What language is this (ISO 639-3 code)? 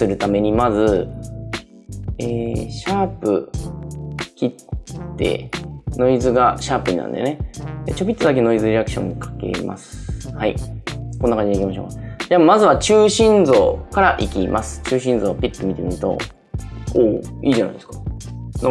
jpn